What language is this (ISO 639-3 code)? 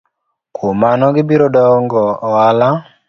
luo